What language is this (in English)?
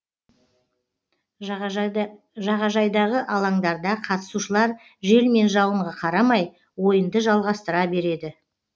Kazakh